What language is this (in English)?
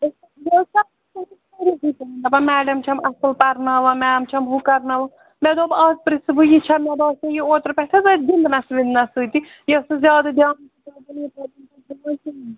Kashmiri